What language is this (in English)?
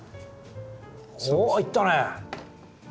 Japanese